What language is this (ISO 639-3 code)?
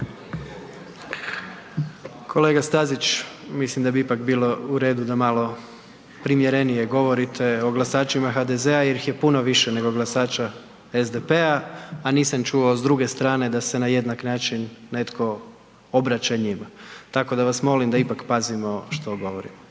hrv